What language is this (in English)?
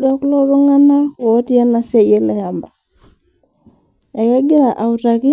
Masai